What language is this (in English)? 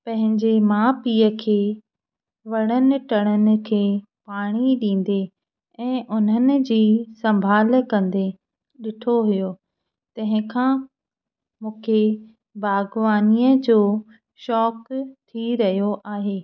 Sindhi